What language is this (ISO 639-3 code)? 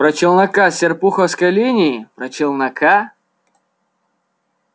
rus